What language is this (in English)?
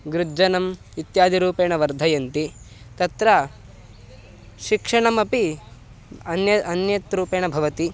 Sanskrit